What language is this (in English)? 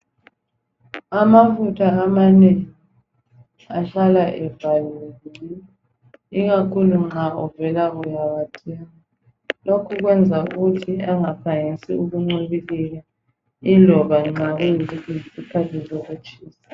North Ndebele